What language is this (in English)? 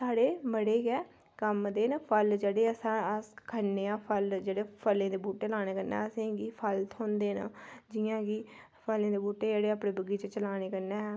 Dogri